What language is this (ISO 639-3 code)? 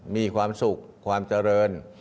tha